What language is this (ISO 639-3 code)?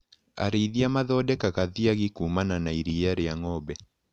kik